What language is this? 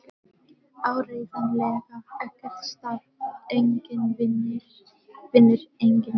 Icelandic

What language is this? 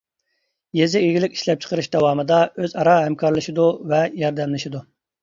Uyghur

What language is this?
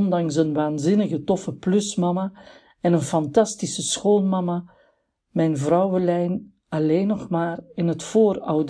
Dutch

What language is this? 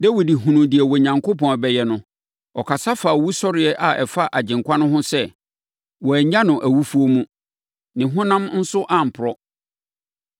Akan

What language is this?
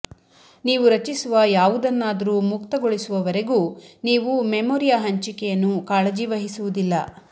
Kannada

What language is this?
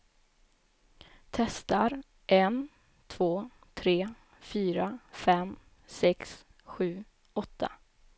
Swedish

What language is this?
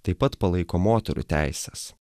Lithuanian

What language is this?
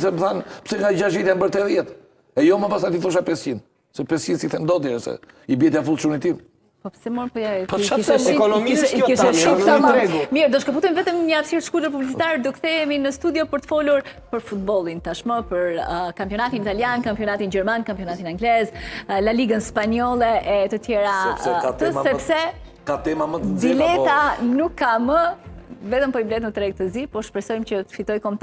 Romanian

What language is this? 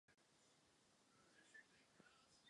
Czech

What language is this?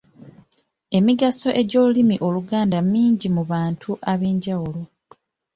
Ganda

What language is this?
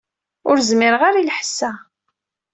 Kabyle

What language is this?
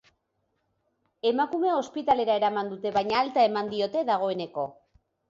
Basque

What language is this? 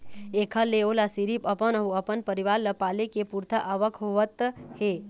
Chhattisgarhi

